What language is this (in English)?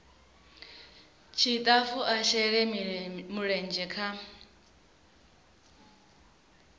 Venda